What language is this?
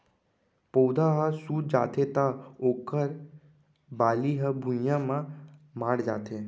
Chhattisgarhi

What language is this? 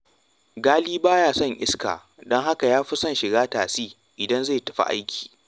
Hausa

